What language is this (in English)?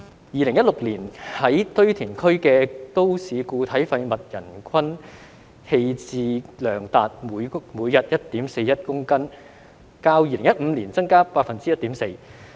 Cantonese